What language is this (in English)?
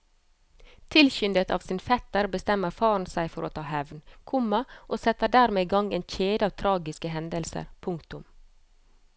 Norwegian